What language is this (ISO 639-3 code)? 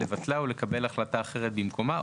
heb